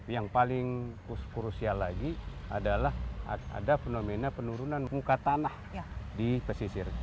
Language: Indonesian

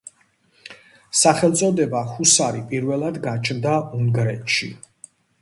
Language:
Georgian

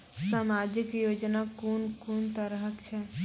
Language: Maithili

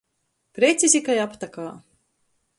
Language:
Latgalian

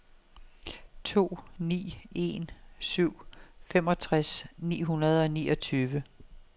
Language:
Danish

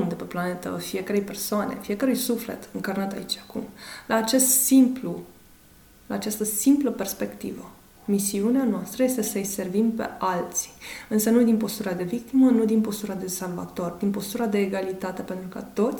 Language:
Romanian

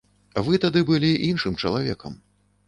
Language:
Belarusian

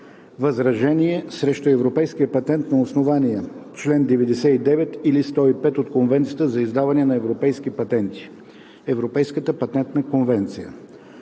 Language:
Bulgarian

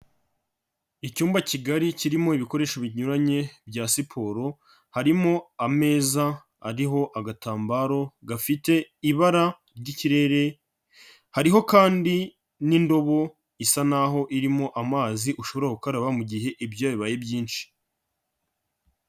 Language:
Kinyarwanda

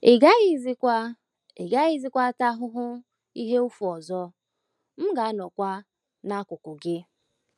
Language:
Igbo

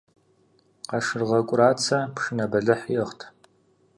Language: Kabardian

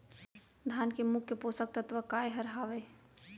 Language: Chhattisgarhi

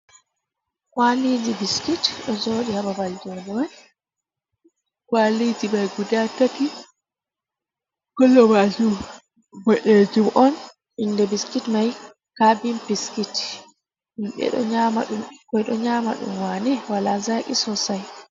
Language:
Fula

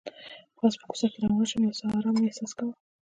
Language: Pashto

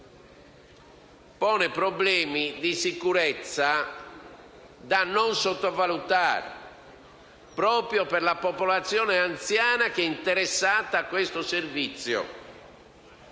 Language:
Italian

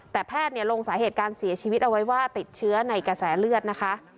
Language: Thai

